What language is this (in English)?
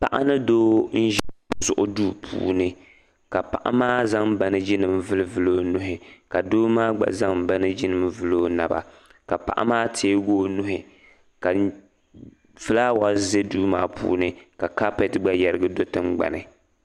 Dagbani